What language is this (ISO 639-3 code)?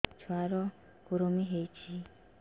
ori